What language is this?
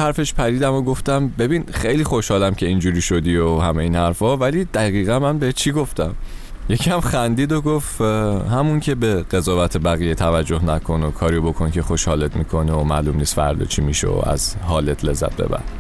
Persian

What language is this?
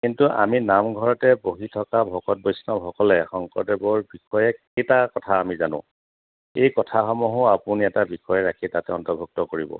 Assamese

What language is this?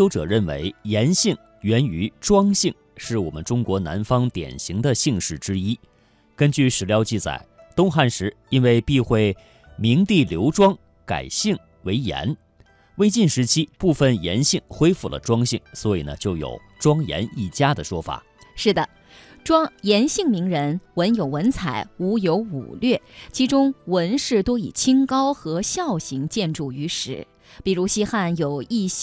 Chinese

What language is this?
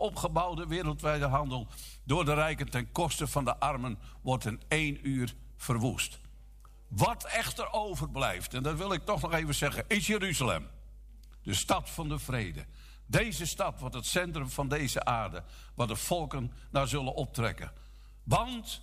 Dutch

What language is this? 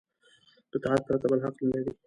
Pashto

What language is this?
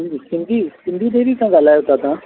Sindhi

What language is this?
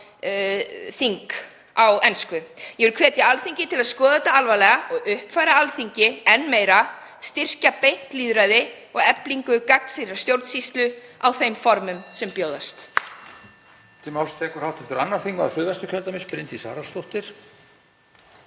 Icelandic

